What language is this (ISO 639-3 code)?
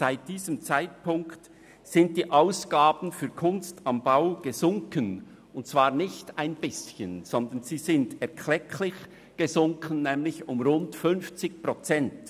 gsw